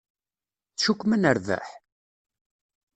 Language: Kabyle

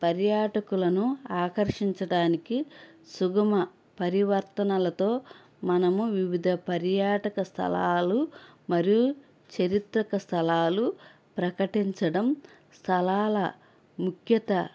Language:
Telugu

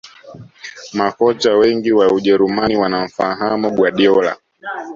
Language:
Swahili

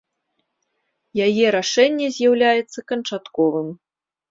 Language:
Belarusian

